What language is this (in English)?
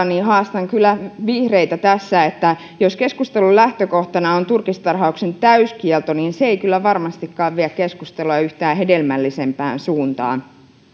Finnish